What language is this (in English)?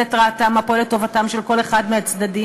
Hebrew